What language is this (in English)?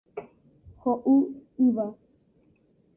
Guarani